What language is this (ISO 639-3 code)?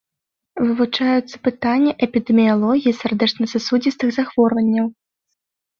bel